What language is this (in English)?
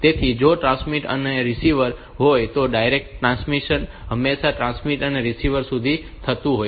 Gujarati